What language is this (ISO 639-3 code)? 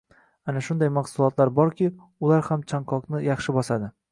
uzb